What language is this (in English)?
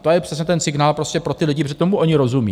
Czech